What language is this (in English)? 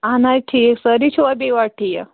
Kashmiri